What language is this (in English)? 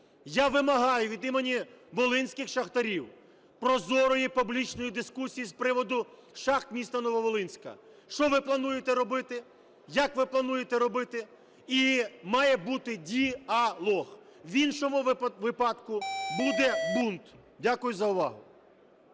Ukrainian